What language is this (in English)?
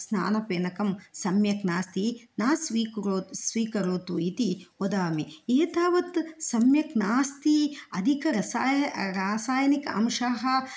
Sanskrit